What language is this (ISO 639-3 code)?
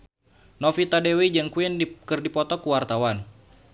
sun